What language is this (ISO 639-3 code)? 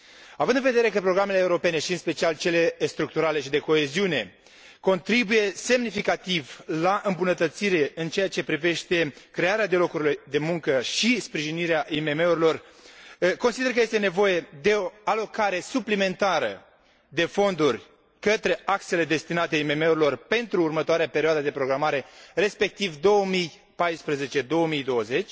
ron